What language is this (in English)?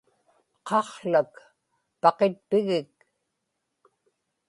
Inupiaq